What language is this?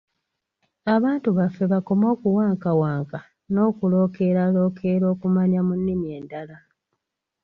Ganda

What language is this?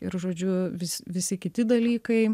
Lithuanian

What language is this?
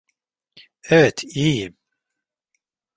Turkish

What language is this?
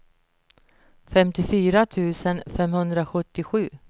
Swedish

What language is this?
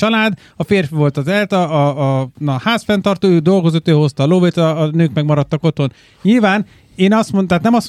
Hungarian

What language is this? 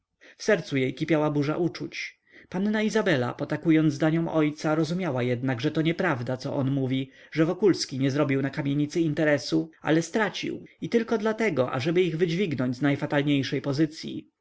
Polish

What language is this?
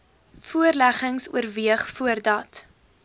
Afrikaans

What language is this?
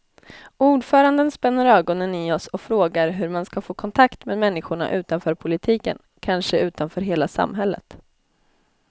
Swedish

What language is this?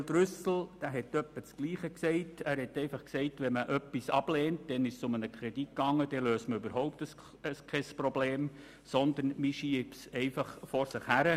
Swiss German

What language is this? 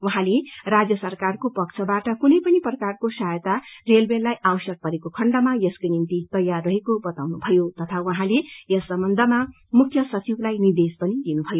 Nepali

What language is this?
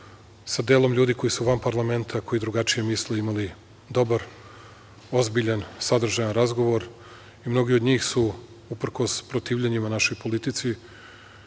Serbian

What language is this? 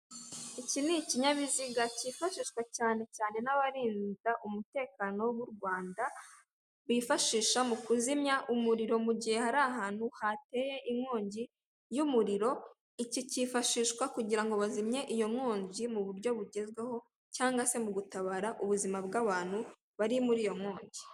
Kinyarwanda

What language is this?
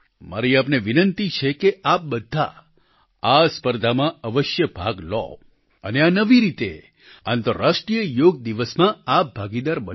Gujarati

